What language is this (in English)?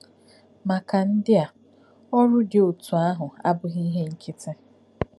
Igbo